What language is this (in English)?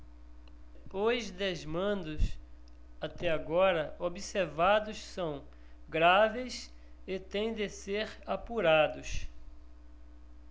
Portuguese